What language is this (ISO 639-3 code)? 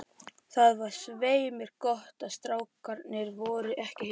isl